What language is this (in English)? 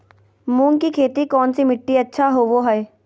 Magahi